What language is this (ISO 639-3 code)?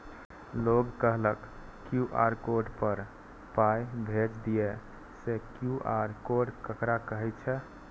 mai